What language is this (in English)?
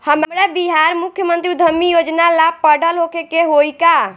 Bhojpuri